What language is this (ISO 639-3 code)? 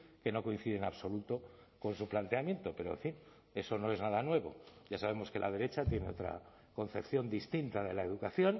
spa